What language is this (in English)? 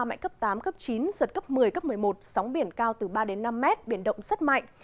Vietnamese